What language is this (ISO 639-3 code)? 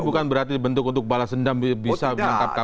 ind